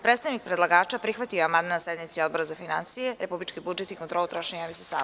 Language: Serbian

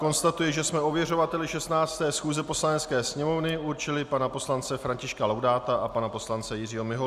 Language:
Czech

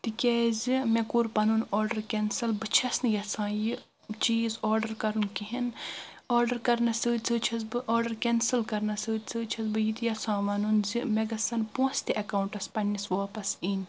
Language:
Kashmiri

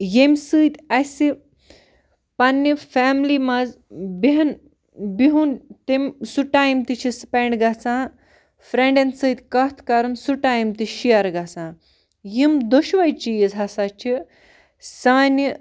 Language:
Kashmiri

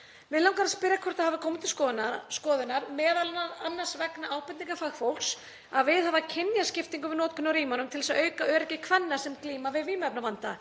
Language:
Icelandic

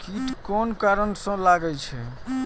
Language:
Maithili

